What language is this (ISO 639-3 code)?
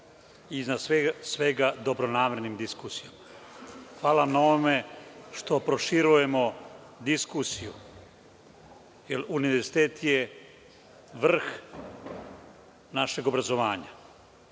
srp